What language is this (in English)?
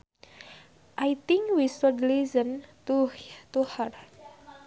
Sundanese